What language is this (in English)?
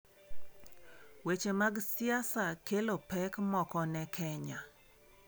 Luo (Kenya and Tanzania)